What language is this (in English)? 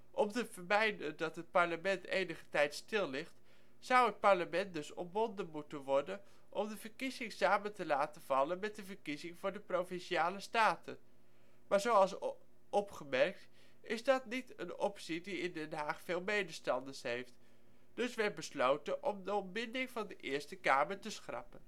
Dutch